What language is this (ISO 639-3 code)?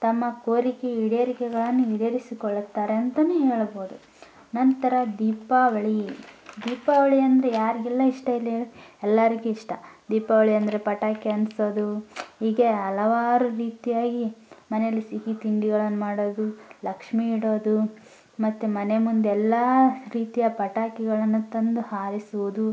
kan